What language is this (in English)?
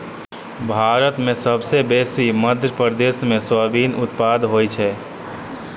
Maithili